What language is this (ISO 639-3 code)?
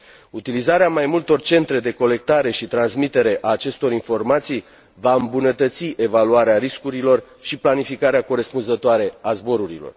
ron